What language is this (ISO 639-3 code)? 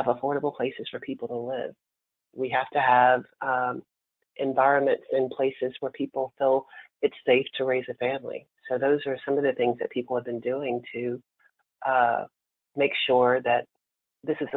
eng